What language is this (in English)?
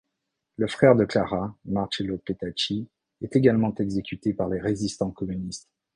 French